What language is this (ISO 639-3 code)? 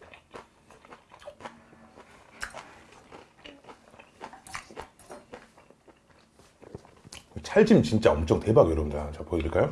kor